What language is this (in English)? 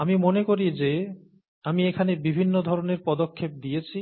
Bangla